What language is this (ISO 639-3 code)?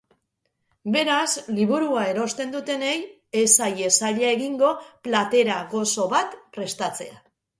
eus